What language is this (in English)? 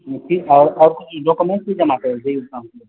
Maithili